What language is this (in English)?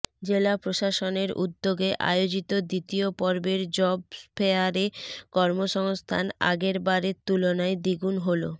Bangla